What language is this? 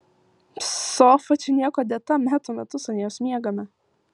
Lithuanian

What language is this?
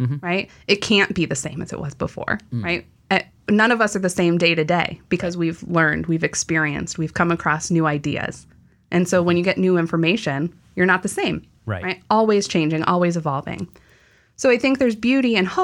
English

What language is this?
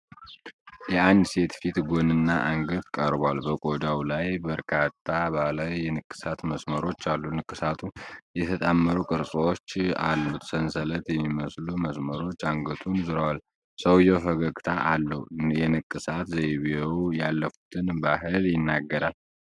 Amharic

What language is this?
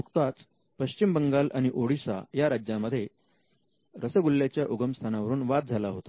Marathi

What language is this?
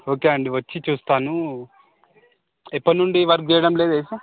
Telugu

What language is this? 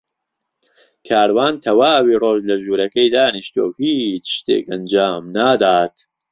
Central Kurdish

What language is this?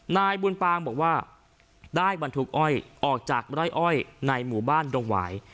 Thai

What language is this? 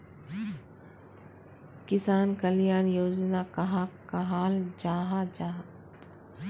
Magahi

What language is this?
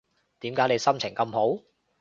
Cantonese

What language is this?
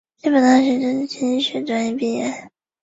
Chinese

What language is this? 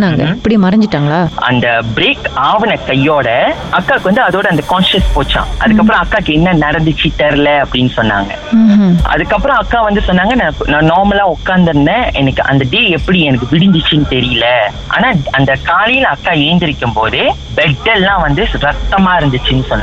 Tamil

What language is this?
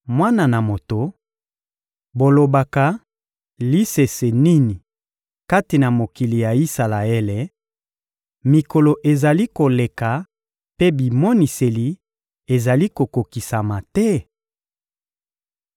Lingala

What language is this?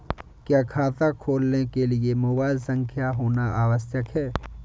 Hindi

